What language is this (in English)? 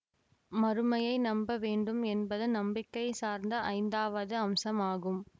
Tamil